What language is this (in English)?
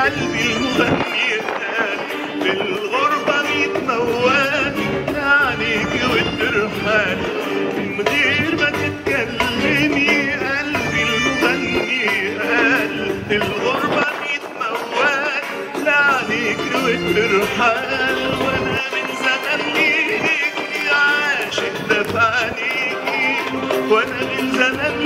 Arabic